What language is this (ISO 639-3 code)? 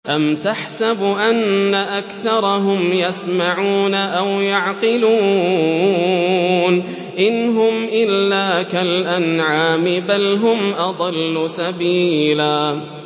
ara